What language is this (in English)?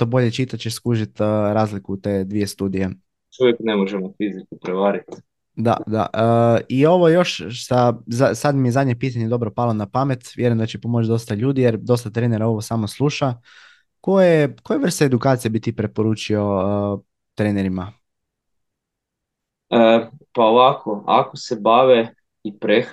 Croatian